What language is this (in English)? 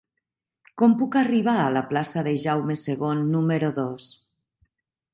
Catalan